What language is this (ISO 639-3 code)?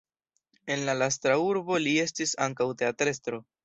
epo